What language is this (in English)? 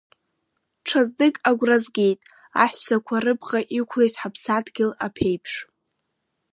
Abkhazian